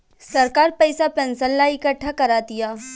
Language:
Bhojpuri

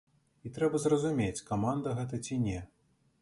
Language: Belarusian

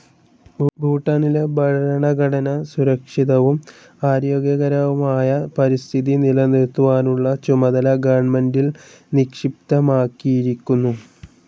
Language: Malayalam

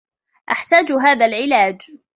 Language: Arabic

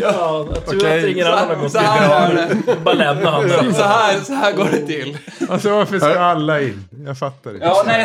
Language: Swedish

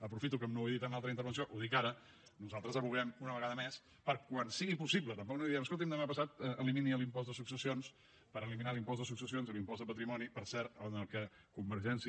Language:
Catalan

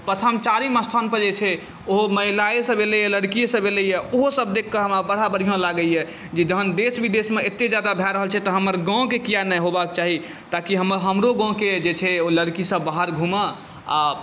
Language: Maithili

